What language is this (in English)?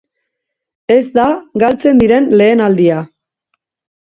Basque